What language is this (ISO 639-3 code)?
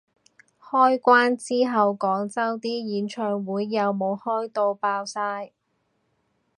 yue